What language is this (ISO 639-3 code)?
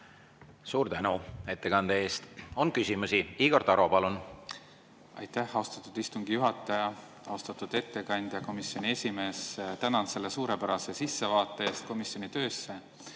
est